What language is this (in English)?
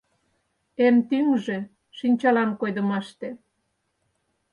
Mari